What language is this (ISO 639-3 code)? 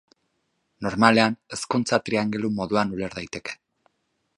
eus